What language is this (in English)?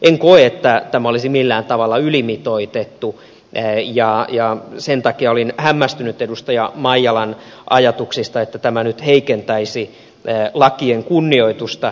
Finnish